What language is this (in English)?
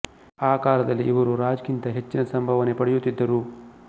Kannada